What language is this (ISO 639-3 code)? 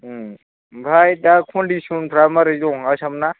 brx